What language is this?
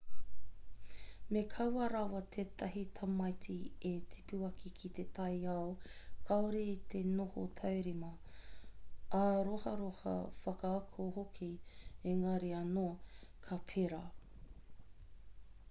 Māori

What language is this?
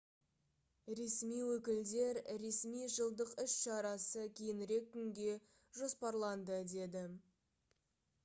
Kazakh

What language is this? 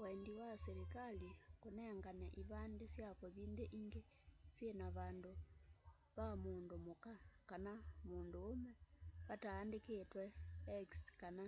Kamba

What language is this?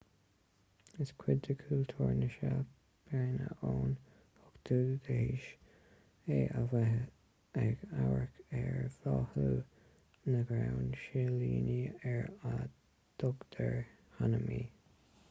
Irish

